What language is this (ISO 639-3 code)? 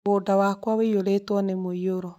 kik